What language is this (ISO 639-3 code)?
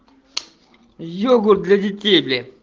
rus